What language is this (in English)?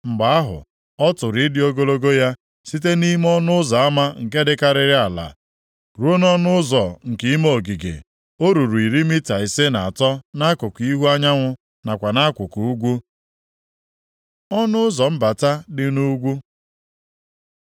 Igbo